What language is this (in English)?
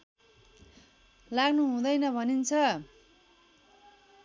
Nepali